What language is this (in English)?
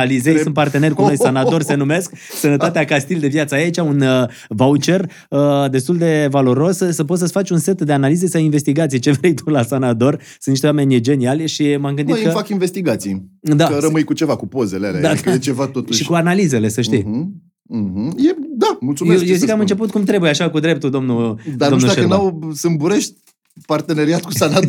Romanian